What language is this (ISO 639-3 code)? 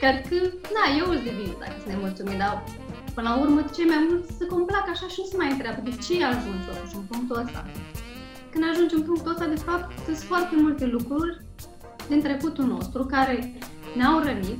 ron